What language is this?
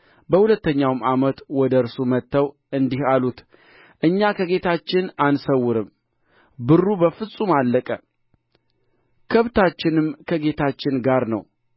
Amharic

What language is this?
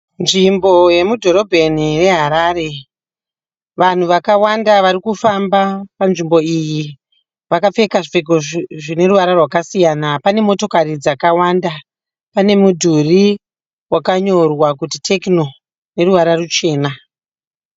Shona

